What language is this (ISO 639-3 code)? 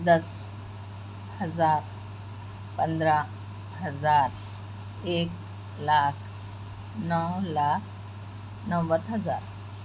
urd